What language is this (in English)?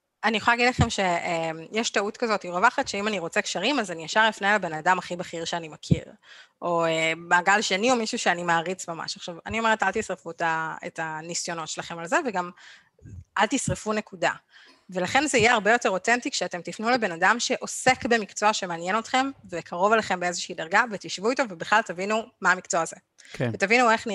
Hebrew